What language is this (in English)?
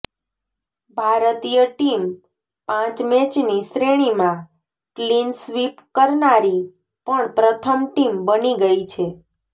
Gujarati